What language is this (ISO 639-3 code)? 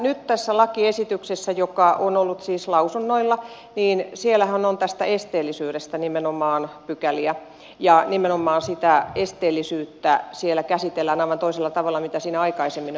fin